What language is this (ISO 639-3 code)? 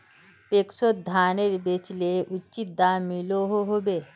mag